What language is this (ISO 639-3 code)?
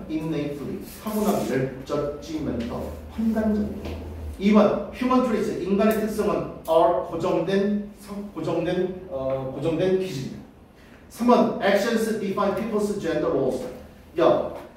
kor